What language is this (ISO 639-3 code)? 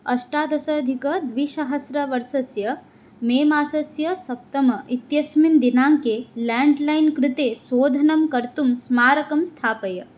san